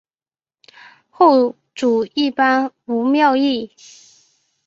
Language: Chinese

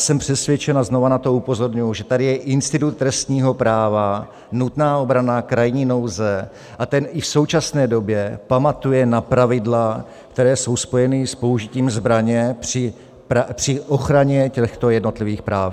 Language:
Czech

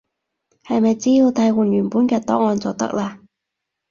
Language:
Cantonese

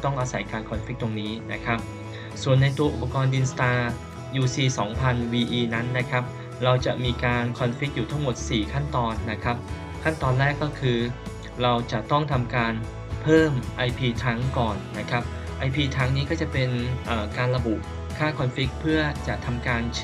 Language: Thai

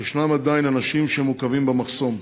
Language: Hebrew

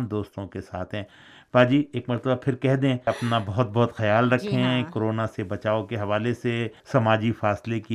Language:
Urdu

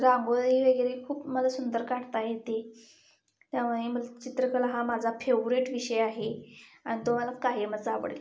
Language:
Marathi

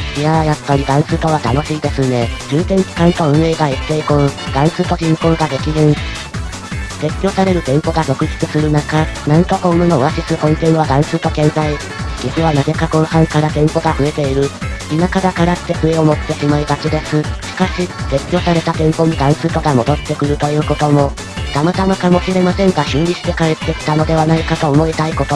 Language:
Japanese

